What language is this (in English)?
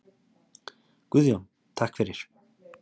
Icelandic